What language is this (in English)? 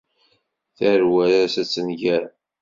Kabyle